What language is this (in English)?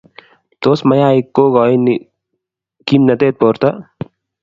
Kalenjin